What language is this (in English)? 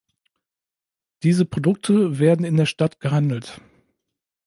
German